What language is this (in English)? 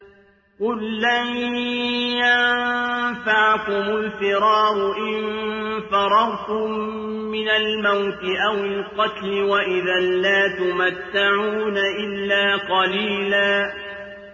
Arabic